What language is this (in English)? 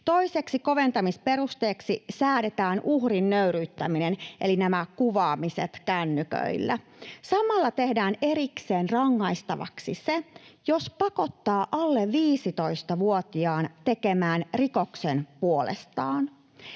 Finnish